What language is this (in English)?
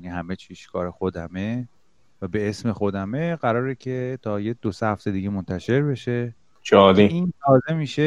Persian